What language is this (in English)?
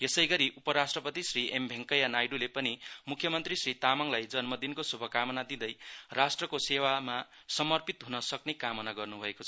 Nepali